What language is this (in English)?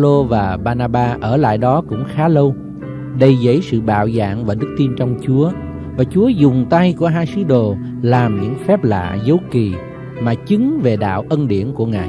Vietnamese